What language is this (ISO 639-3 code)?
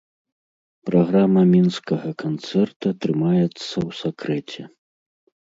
bel